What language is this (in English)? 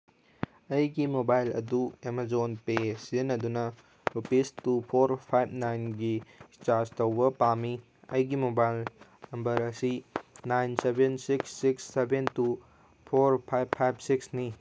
Manipuri